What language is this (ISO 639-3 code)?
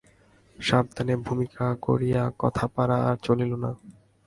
ben